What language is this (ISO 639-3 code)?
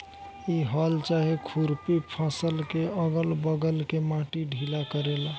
bho